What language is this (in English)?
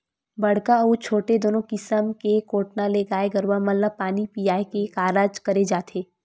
Chhattisgarhi